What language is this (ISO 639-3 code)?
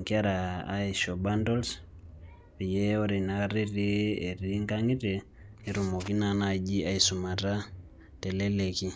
mas